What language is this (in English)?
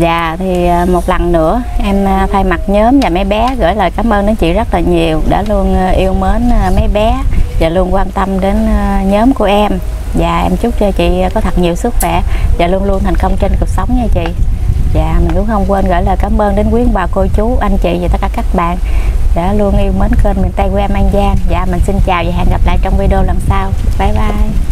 Vietnamese